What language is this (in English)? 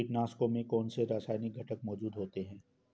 Hindi